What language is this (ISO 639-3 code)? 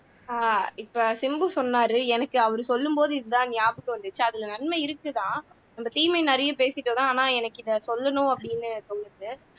tam